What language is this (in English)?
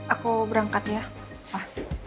Indonesian